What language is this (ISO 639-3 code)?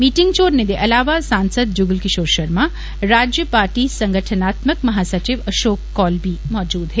doi